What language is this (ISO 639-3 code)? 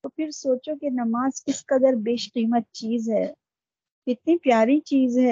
urd